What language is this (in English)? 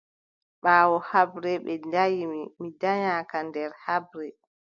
Adamawa Fulfulde